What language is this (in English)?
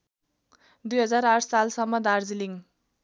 Nepali